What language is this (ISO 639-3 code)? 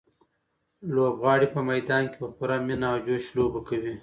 pus